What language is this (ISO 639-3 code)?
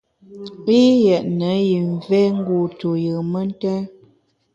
bax